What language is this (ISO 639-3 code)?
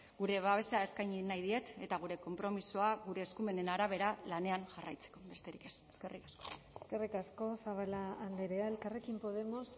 eus